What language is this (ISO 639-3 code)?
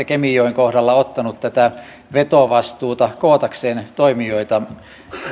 fin